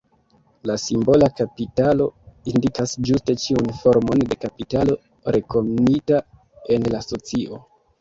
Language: Esperanto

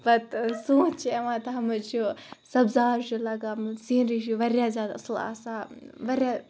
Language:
Kashmiri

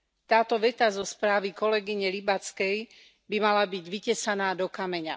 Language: Slovak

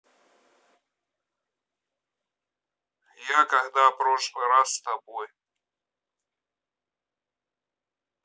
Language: Russian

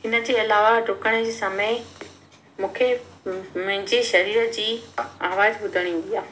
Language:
Sindhi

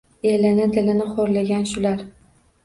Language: Uzbek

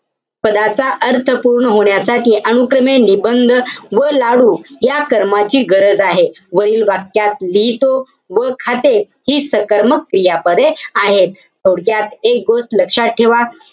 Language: Marathi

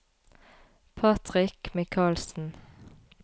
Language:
Norwegian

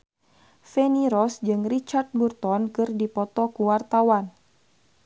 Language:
Sundanese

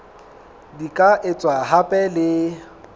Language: Southern Sotho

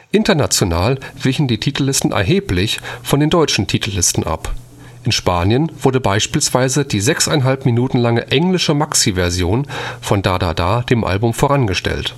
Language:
German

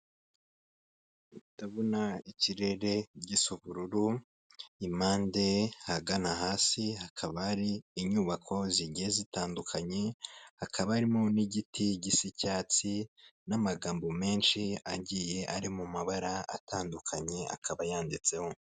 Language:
Kinyarwanda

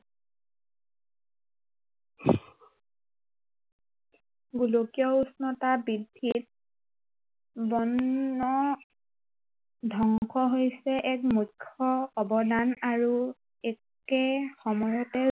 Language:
Assamese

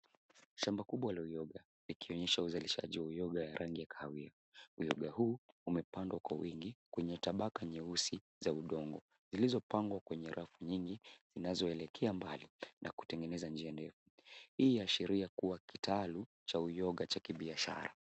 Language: Swahili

